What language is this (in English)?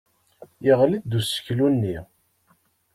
Kabyle